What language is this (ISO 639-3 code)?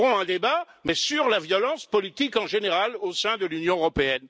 fra